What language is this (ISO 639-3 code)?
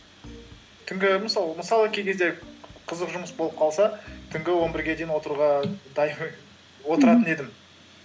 kaz